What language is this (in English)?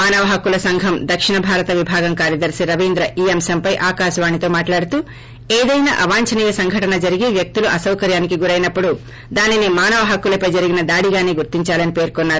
Telugu